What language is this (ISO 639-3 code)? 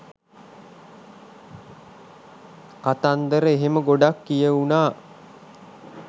sin